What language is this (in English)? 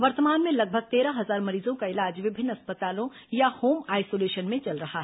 Hindi